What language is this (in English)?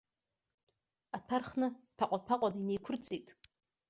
Abkhazian